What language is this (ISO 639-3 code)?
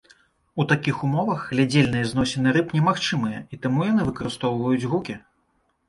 bel